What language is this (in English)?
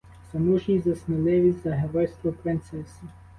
Ukrainian